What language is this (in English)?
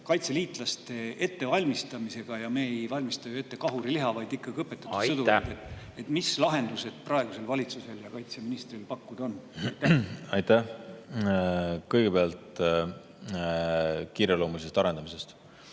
Estonian